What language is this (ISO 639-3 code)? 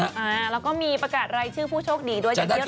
tha